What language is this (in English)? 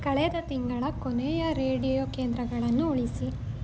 Kannada